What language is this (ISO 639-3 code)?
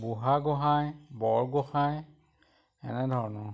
asm